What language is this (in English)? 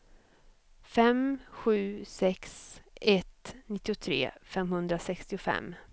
Swedish